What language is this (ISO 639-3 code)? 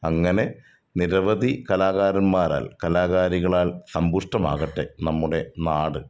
mal